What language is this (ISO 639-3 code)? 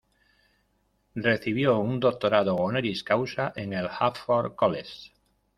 spa